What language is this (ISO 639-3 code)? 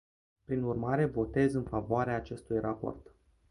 ron